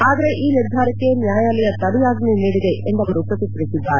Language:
Kannada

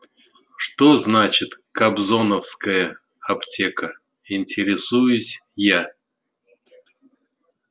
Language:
Russian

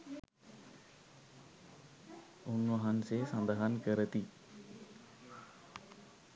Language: Sinhala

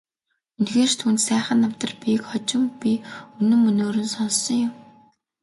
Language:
Mongolian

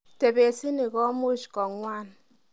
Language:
Kalenjin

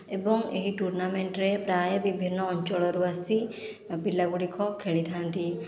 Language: Odia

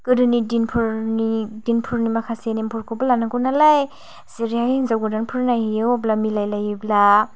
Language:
Bodo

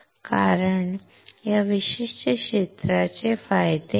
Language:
Marathi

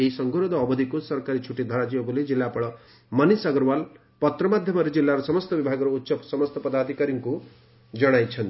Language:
Odia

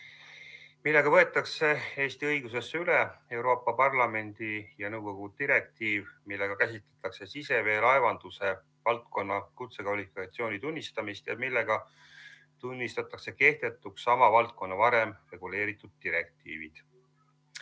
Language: Estonian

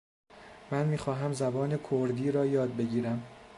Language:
Persian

